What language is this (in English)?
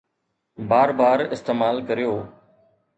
Sindhi